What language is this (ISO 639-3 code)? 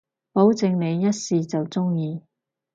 yue